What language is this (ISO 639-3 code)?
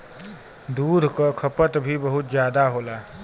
bho